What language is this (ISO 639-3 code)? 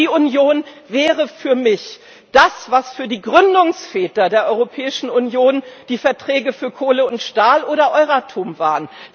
deu